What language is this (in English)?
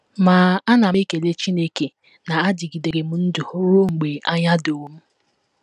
Igbo